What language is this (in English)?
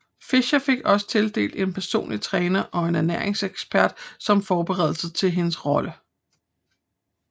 Danish